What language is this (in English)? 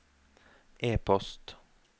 Norwegian